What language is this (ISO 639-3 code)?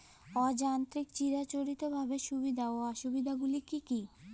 ben